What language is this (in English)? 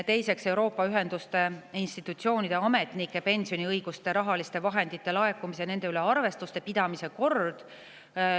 Estonian